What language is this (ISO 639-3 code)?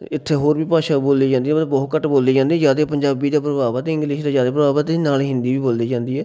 pan